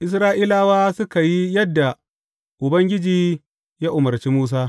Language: Hausa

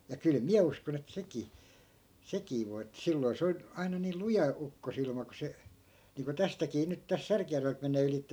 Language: Finnish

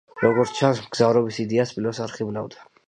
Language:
Georgian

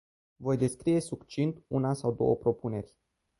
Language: Romanian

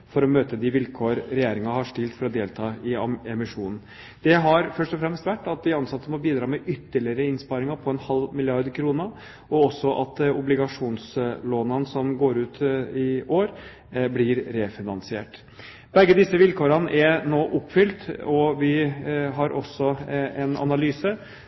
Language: Norwegian Bokmål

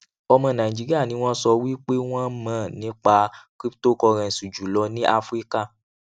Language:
Yoruba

